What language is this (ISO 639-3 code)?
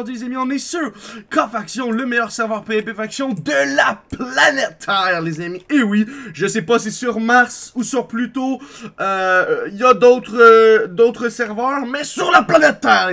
fra